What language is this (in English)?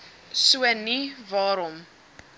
Afrikaans